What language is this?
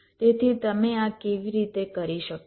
Gujarati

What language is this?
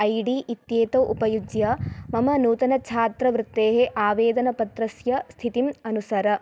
Sanskrit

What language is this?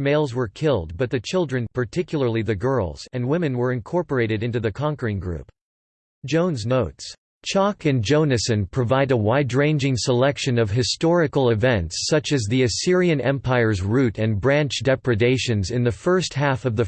English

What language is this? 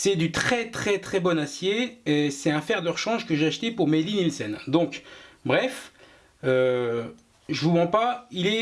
French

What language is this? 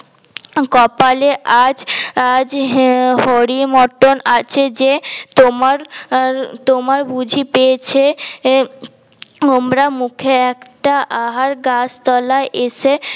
Bangla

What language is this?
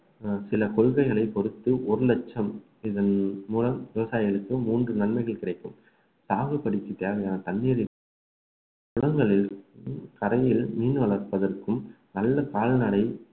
Tamil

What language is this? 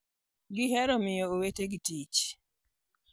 Luo (Kenya and Tanzania)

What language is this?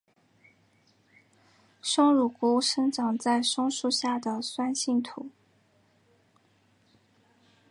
Chinese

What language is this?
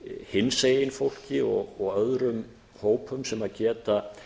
Icelandic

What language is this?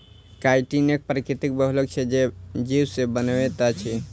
Maithili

